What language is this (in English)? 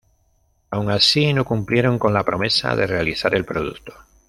Spanish